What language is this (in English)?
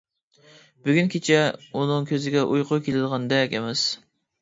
Uyghur